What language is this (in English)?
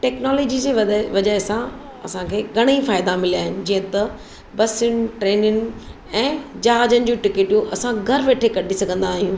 Sindhi